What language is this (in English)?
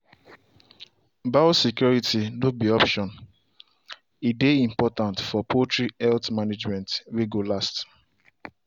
Nigerian Pidgin